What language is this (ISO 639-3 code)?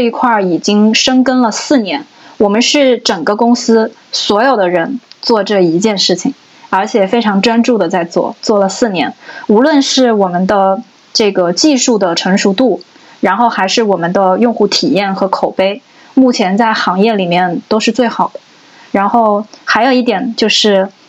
zho